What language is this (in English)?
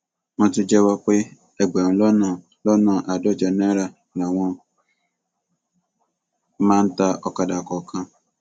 Yoruba